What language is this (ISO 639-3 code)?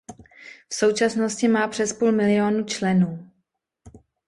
ces